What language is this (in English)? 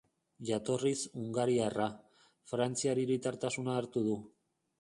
Basque